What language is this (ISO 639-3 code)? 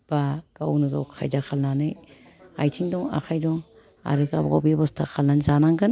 brx